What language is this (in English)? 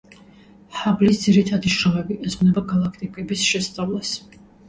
Georgian